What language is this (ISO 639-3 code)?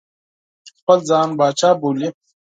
pus